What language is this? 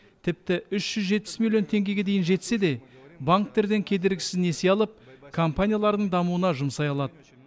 Kazakh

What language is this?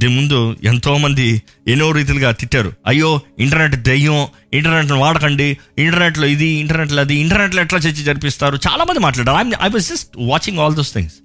Telugu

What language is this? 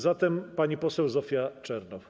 Polish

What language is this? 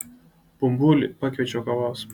Lithuanian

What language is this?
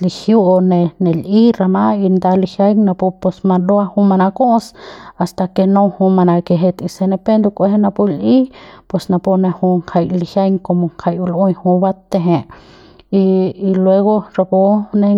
Central Pame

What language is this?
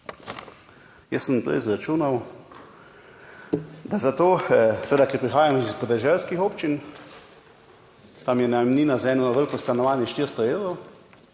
Slovenian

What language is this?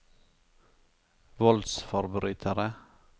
Norwegian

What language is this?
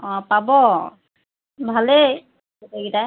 Assamese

